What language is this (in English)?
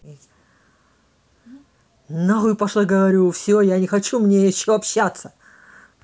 Russian